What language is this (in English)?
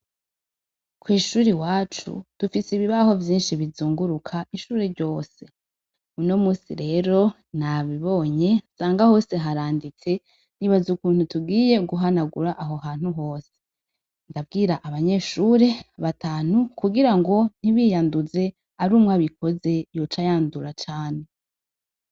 Rundi